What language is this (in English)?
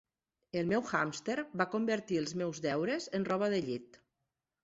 Catalan